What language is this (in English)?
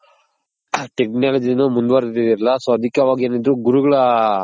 Kannada